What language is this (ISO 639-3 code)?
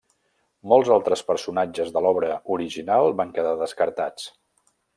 cat